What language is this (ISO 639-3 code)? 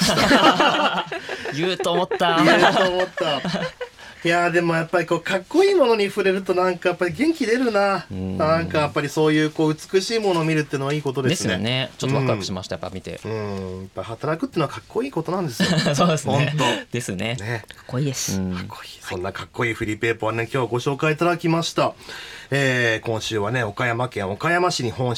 jpn